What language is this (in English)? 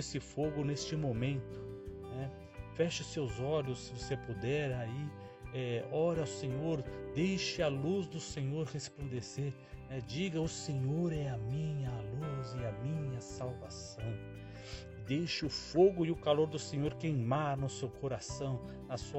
Portuguese